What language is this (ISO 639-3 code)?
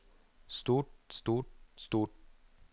nor